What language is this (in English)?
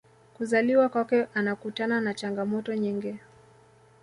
Swahili